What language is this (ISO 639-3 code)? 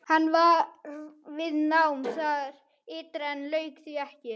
isl